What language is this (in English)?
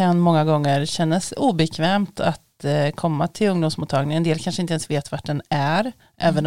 Swedish